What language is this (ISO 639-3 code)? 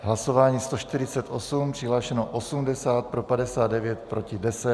ces